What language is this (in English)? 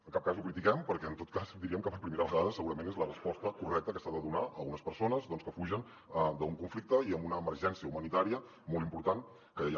Catalan